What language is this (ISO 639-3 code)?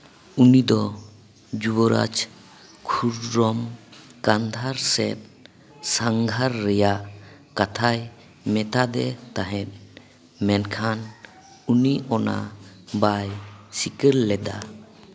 sat